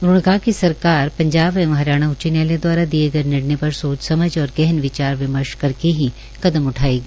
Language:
Hindi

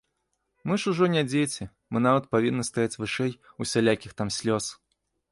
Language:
Belarusian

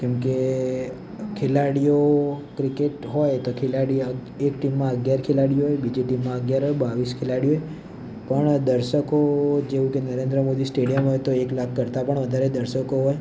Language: Gujarati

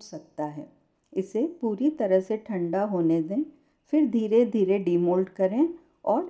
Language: Hindi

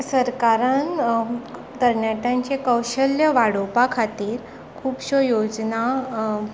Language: Konkani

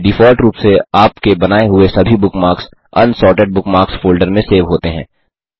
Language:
Hindi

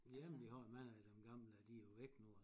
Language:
Danish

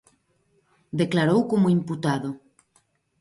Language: Galician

